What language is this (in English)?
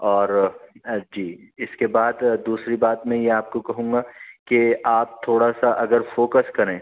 Urdu